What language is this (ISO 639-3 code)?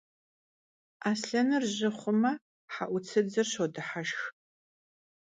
kbd